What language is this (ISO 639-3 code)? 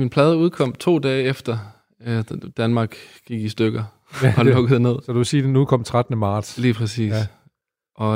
dan